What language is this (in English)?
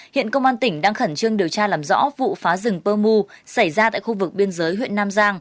Vietnamese